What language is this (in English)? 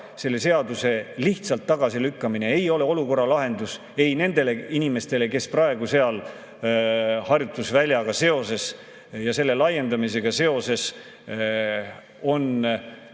Estonian